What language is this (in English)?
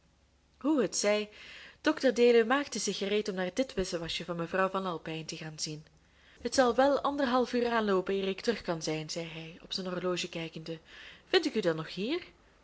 Dutch